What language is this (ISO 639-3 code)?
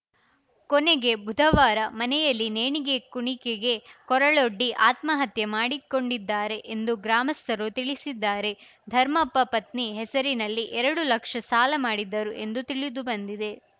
kan